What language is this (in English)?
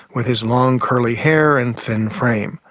English